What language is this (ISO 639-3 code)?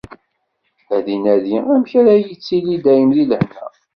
kab